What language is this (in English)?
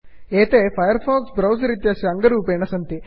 Sanskrit